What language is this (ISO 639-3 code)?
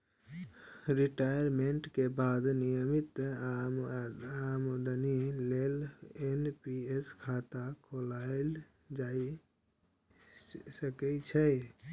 mai